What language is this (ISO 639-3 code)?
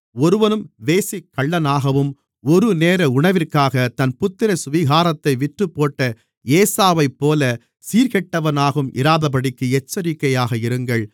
tam